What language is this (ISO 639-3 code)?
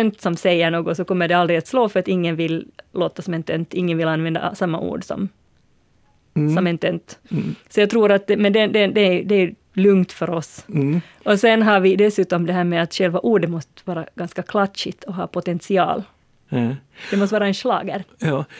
swe